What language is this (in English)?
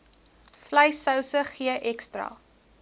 Afrikaans